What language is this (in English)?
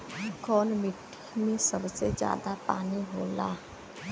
Bhojpuri